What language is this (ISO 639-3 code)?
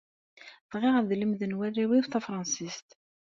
kab